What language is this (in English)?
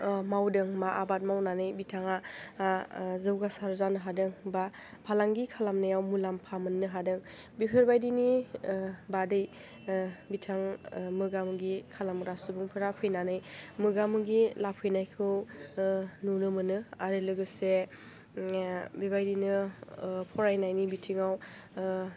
Bodo